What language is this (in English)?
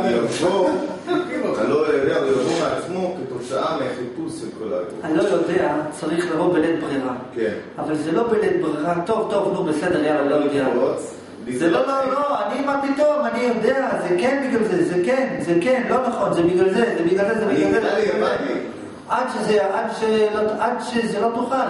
Hebrew